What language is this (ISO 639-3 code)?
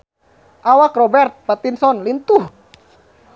sun